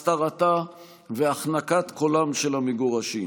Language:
Hebrew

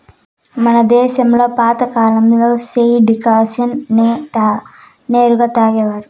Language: Telugu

